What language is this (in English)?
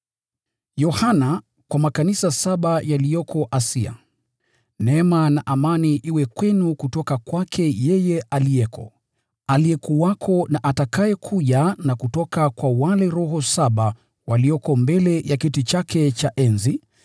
Swahili